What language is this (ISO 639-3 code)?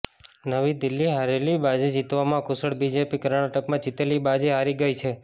guj